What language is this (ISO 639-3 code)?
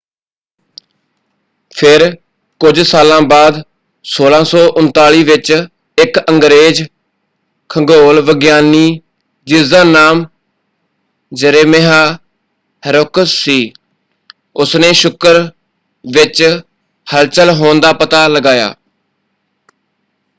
pan